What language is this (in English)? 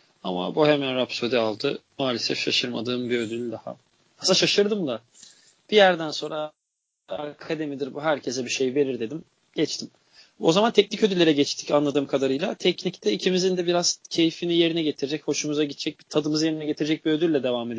Turkish